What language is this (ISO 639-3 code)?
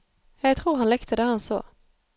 nor